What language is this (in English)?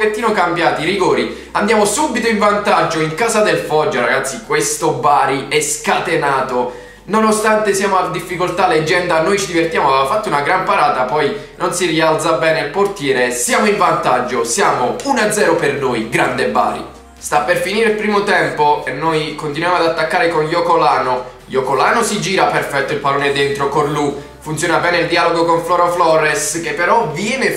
Italian